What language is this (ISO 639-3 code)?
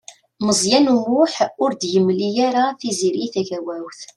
kab